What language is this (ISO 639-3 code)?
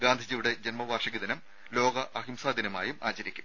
mal